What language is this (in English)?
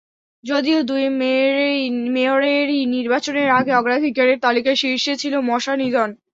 Bangla